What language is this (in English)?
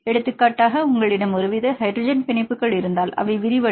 Tamil